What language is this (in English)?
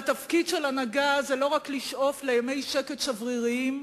Hebrew